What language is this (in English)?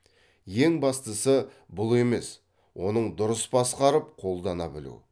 Kazakh